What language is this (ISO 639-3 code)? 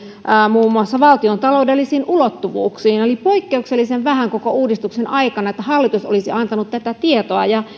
fin